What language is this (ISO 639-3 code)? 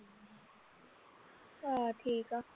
pan